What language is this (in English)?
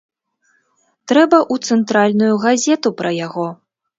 Belarusian